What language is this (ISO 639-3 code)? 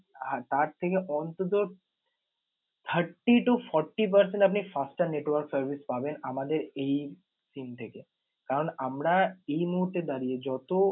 ben